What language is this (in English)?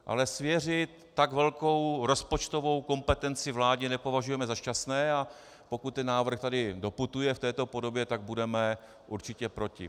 Czech